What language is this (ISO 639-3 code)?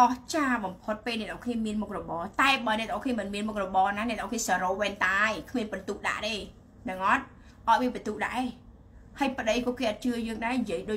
vie